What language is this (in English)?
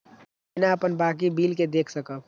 Maithili